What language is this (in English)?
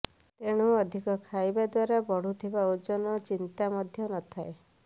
Odia